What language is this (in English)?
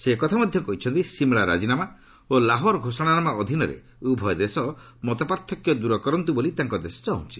Odia